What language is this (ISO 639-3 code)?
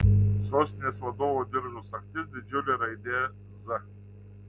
lit